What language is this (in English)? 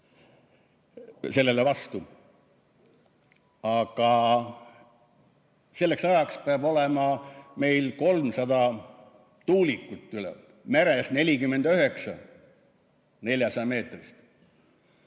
Estonian